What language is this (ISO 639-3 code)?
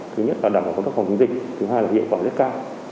vie